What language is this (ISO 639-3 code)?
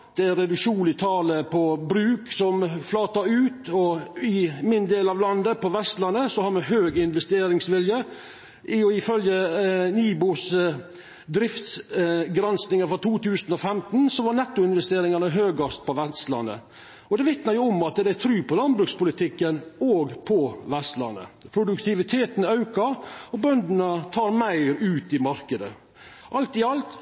nno